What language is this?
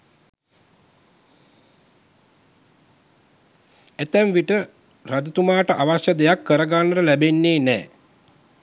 Sinhala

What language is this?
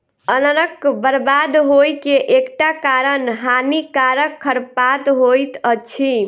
Maithili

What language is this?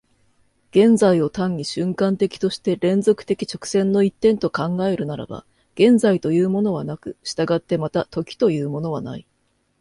Japanese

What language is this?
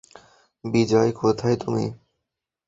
Bangla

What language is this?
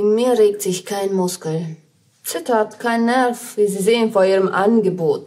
German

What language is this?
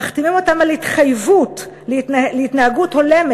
Hebrew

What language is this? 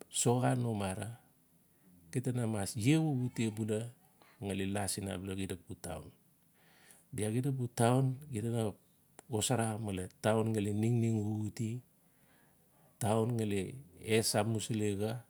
Notsi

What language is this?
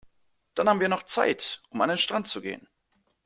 German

